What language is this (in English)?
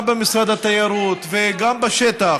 Hebrew